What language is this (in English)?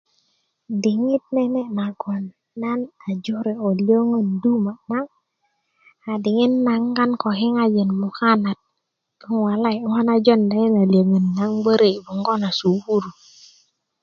Kuku